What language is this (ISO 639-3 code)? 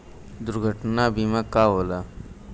bho